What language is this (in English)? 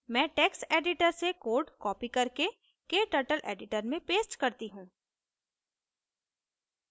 Hindi